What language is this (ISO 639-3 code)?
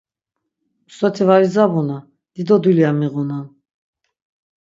lzz